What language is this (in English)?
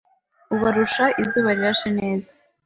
Kinyarwanda